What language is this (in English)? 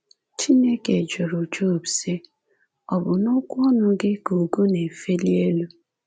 Igbo